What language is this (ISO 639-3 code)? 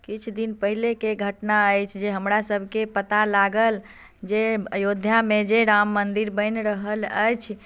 mai